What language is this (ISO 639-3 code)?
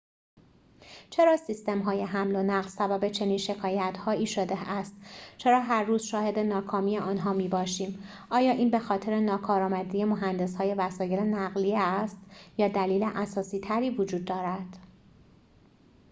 fas